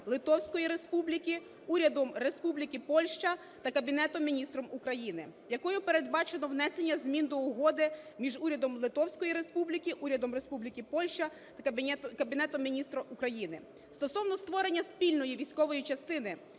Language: Ukrainian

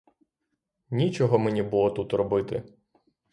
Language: Ukrainian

